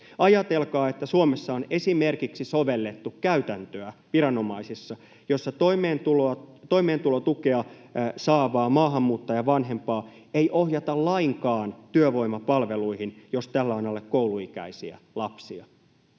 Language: Finnish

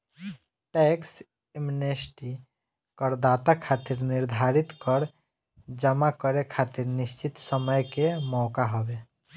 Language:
Bhojpuri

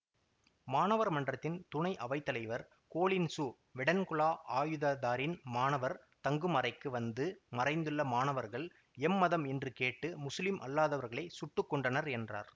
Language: Tamil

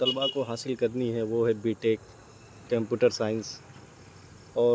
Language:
Urdu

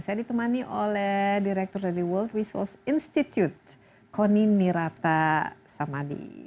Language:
Indonesian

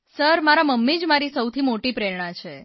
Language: Gujarati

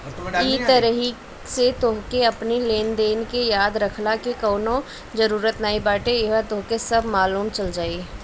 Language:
Bhojpuri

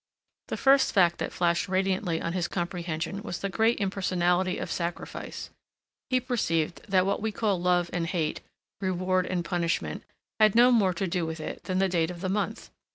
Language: English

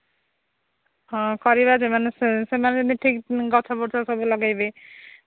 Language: Odia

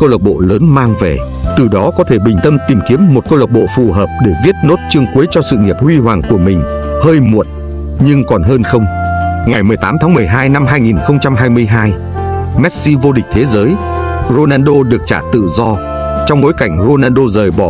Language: Vietnamese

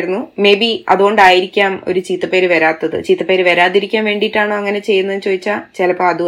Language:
Malayalam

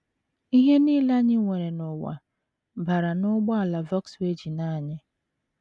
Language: Igbo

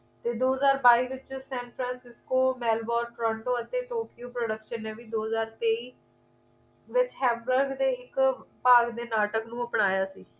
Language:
Punjabi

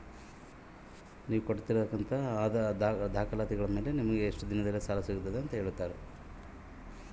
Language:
Kannada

